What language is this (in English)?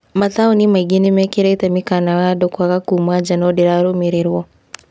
Kikuyu